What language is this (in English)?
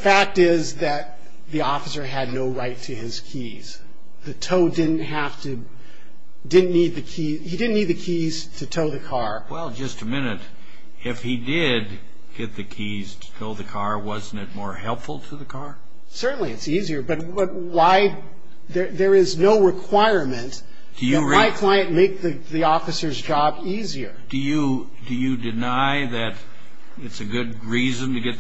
English